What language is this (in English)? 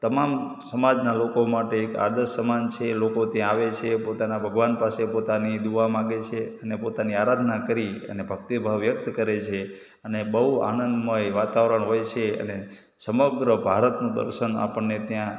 Gujarati